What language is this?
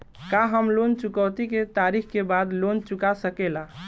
Bhojpuri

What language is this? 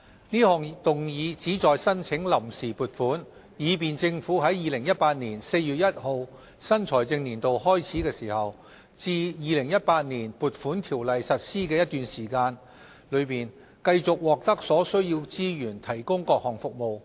Cantonese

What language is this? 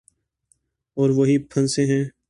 Urdu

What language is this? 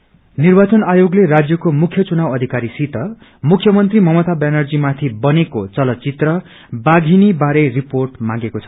Nepali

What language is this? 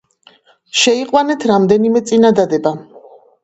Georgian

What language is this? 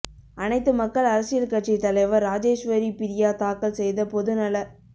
Tamil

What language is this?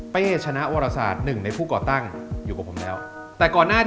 Thai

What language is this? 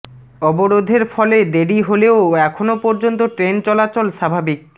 Bangla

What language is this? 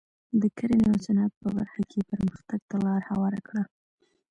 Pashto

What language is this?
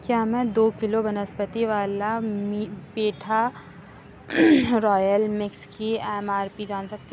Urdu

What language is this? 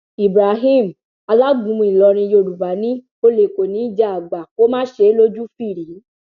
Yoruba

